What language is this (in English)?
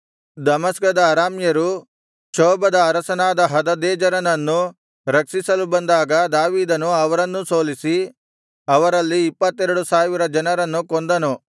Kannada